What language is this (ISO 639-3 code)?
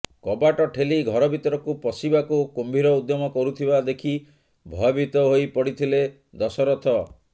ori